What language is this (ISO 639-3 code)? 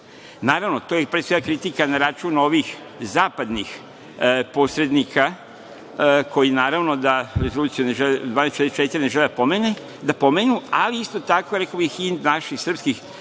srp